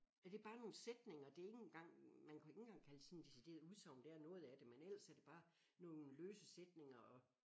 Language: Danish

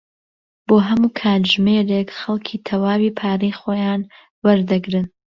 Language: Central Kurdish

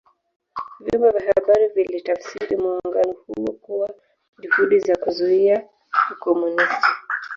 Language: Swahili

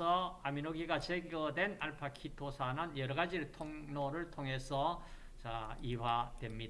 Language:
Korean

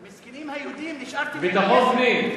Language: Hebrew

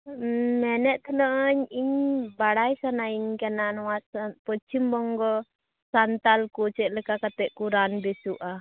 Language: Santali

